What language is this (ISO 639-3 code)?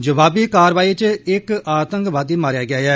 doi